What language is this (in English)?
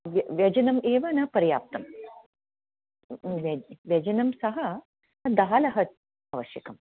Sanskrit